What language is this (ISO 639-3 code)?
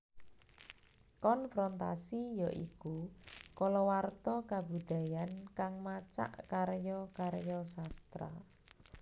jav